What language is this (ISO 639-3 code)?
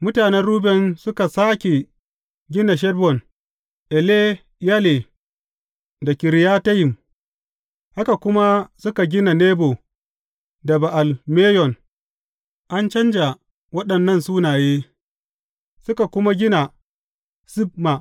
hau